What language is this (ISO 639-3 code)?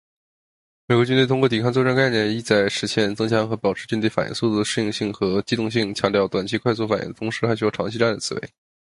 zho